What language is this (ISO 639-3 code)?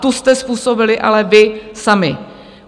ces